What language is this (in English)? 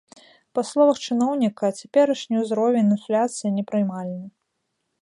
Belarusian